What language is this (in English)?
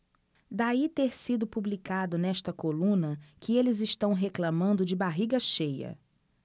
Portuguese